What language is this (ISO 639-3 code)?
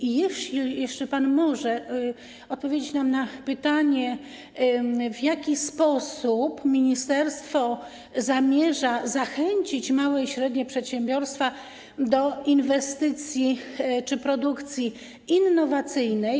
pol